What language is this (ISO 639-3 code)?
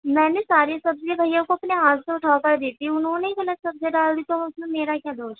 urd